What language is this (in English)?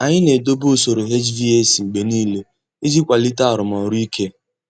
Igbo